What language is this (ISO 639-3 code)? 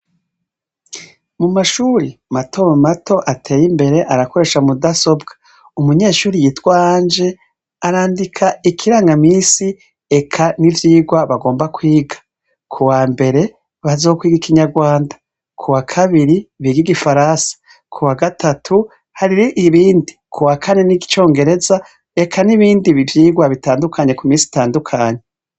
run